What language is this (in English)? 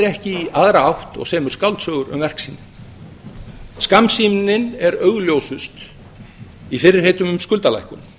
Icelandic